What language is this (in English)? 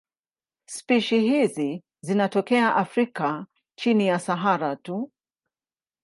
Swahili